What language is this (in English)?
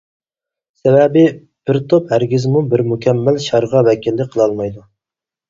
Uyghur